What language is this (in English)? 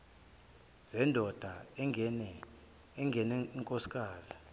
Zulu